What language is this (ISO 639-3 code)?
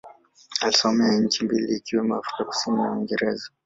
swa